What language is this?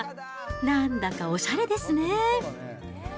Japanese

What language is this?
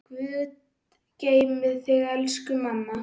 Icelandic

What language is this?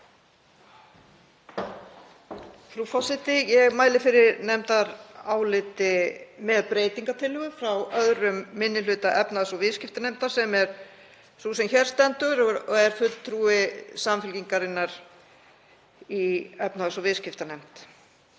Icelandic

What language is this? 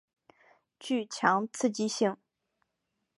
Chinese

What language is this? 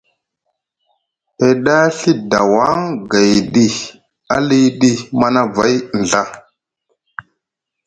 Musgu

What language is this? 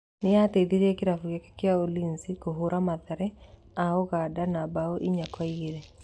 Kikuyu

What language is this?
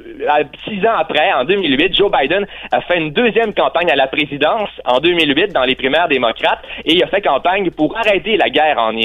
French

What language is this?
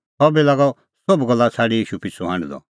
Kullu Pahari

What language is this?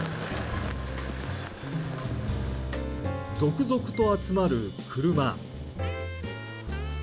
Japanese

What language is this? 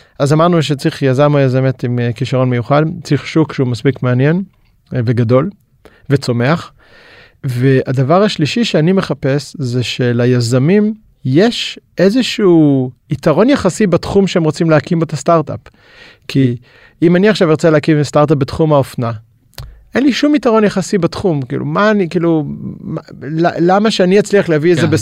Hebrew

